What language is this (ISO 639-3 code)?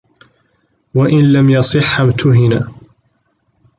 ara